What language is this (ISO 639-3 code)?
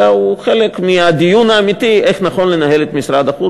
heb